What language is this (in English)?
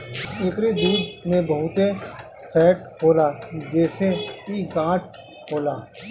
Bhojpuri